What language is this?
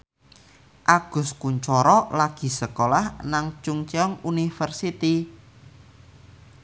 Javanese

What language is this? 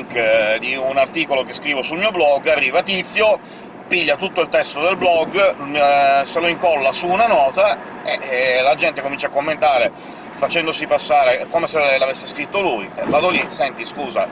Italian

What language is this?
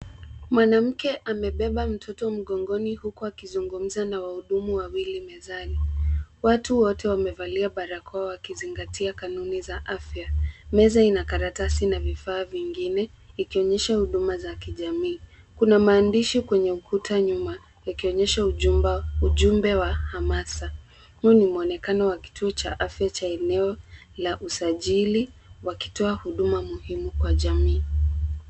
Swahili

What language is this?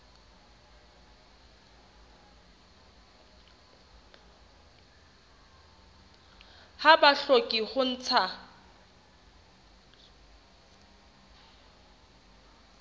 Southern Sotho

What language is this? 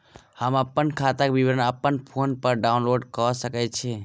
Maithili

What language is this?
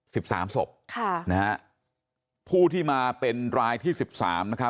Thai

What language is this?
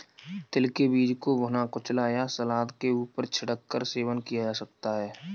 Hindi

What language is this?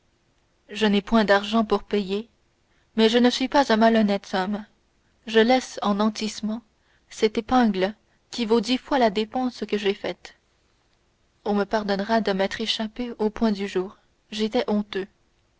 French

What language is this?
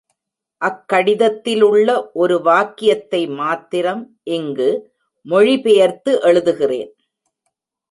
Tamil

